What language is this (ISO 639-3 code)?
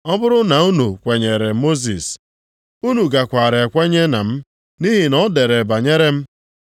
ibo